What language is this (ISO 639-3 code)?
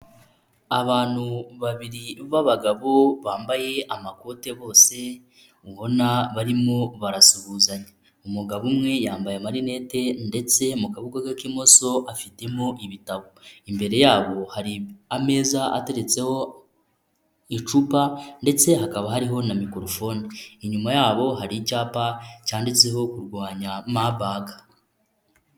kin